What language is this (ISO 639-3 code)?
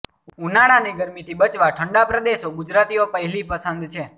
guj